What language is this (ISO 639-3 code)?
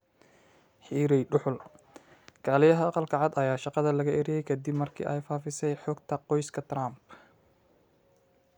som